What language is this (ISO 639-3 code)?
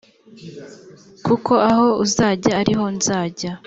kin